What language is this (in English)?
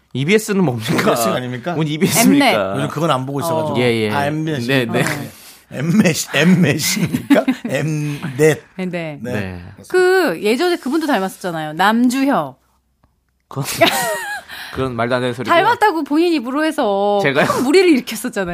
Korean